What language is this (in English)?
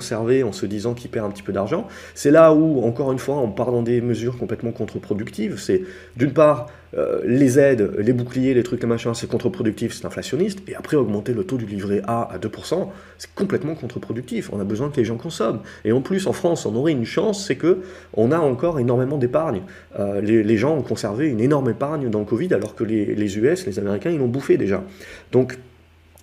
French